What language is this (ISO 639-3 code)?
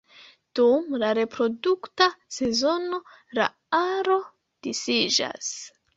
epo